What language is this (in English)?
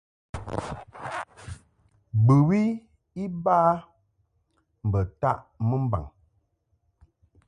Mungaka